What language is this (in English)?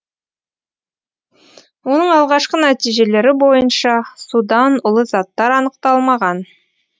Kazakh